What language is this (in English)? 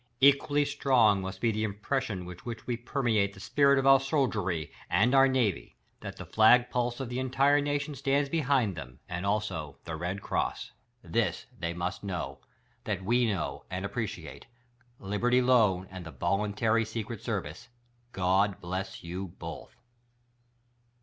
English